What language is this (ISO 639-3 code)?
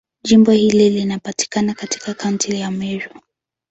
swa